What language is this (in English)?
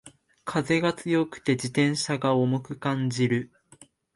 Japanese